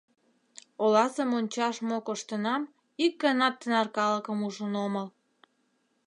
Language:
Mari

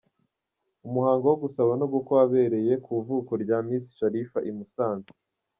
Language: Kinyarwanda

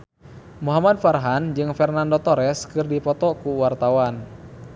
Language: Sundanese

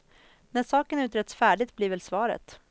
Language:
Swedish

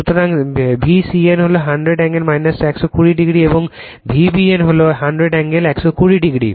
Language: Bangla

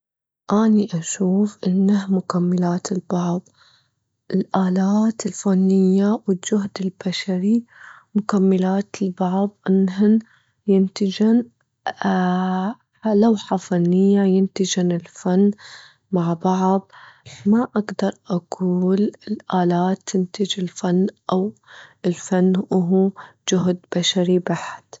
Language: Gulf Arabic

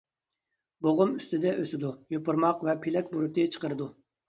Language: Uyghur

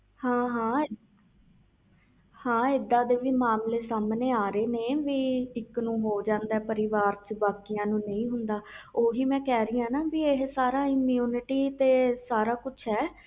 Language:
Punjabi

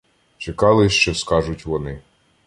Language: Ukrainian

